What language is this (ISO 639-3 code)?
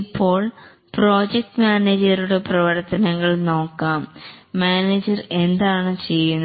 mal